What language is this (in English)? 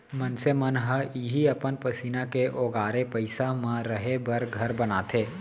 Chhattisgarhi